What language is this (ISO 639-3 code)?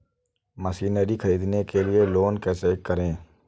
hin